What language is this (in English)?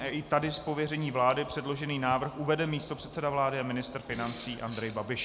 Czech